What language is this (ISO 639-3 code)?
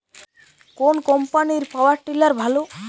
ben